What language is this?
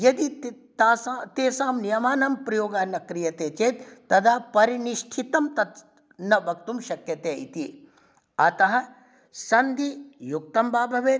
Sanskrit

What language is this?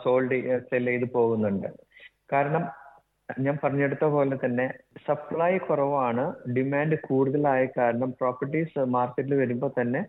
Malayalam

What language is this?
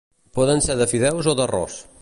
Catalan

